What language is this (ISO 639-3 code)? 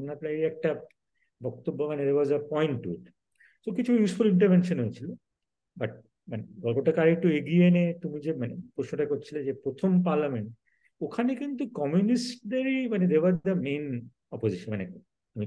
ben